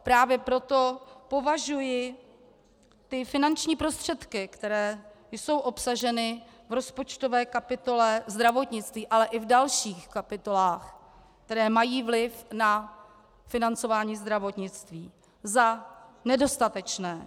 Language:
Czech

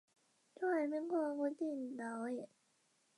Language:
Chinese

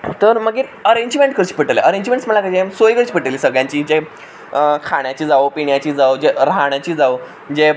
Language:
Konkani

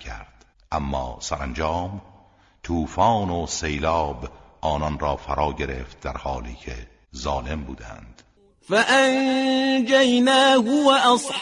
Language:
Persian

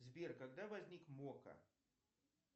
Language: Russian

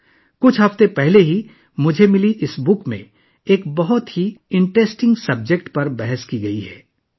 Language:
Urdu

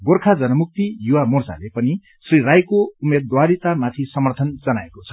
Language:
Nepali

